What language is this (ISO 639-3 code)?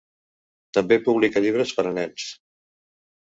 cat